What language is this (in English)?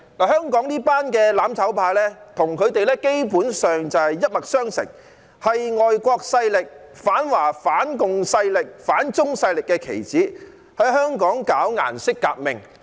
Cantonese